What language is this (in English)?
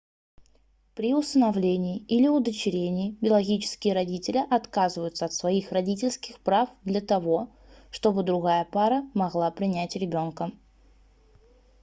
Russian